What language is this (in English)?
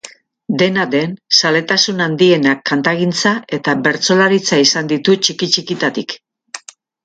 Basque